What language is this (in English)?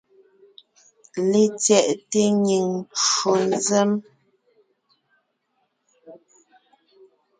Ngiemboon